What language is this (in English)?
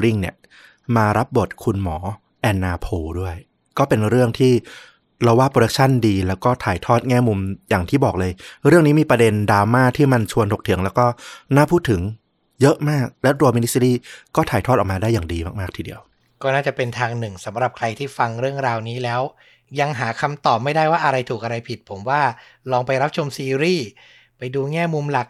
Thai